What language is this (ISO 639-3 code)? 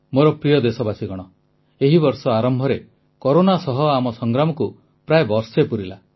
ori